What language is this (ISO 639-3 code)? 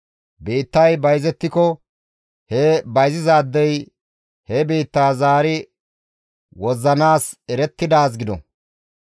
gmv